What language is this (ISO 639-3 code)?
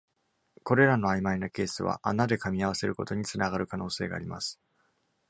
jpn